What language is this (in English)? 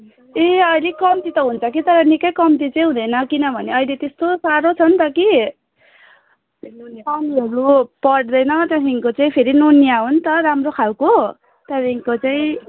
Nepali